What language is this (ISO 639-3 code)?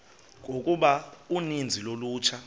xho